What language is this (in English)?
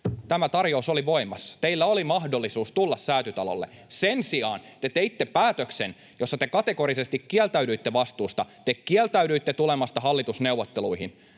Finnish